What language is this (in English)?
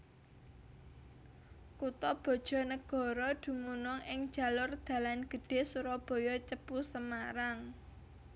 Javanese